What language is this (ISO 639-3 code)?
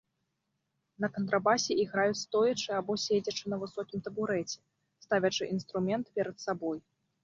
bel